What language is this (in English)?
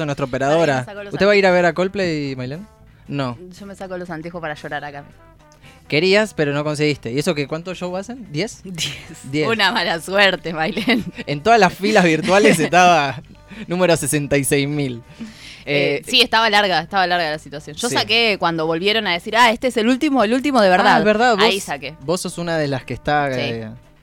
Spanish